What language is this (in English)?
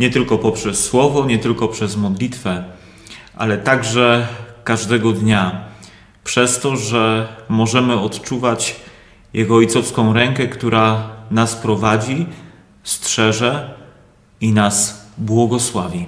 Polish